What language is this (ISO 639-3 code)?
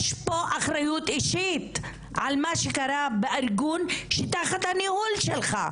heb